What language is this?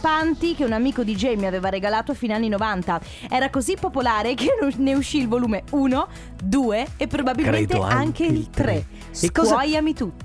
Italian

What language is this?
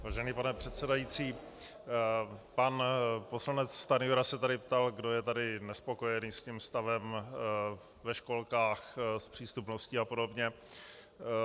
Czech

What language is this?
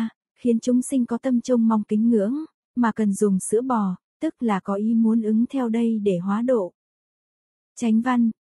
Vietnamese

